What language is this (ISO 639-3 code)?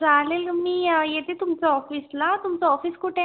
mar